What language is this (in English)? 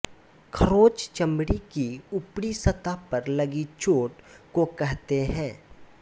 Hindi